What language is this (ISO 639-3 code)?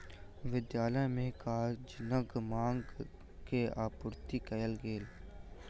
mai